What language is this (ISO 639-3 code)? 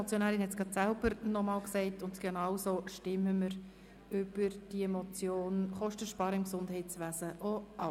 gsw